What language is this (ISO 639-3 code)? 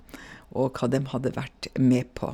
nor